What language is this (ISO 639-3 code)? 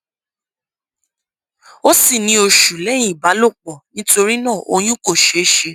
yor